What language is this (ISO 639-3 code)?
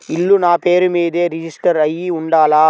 tel